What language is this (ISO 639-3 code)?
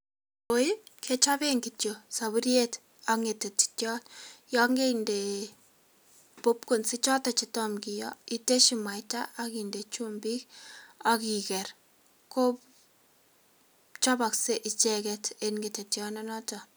kln